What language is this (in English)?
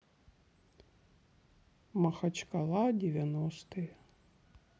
Russian